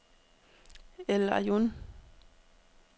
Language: Danish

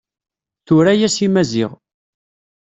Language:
Kabyle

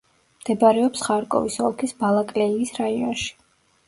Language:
Georgian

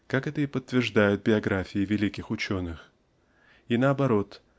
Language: Russian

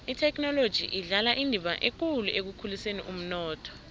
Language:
South Ndebele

